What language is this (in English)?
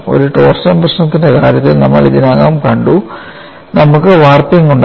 Malayalam